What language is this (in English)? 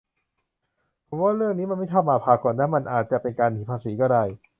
Thai